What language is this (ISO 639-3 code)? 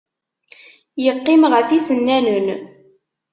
kab